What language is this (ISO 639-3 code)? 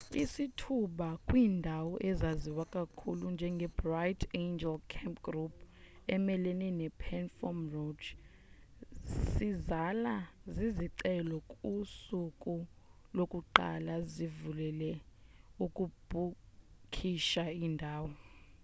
xho